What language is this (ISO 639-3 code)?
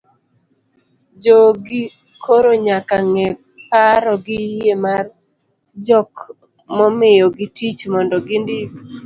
luo